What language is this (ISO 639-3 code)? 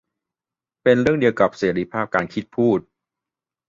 tha